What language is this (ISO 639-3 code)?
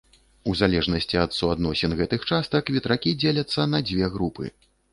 bel